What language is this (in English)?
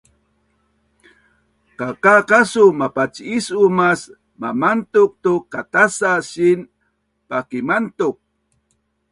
Bunun